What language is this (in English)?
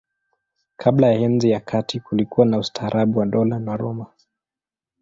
Swahili